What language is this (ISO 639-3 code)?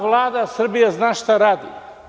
srp